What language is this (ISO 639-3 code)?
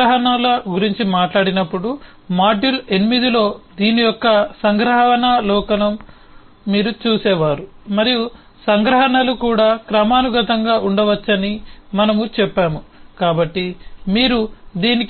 tel